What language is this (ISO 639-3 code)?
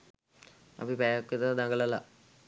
sin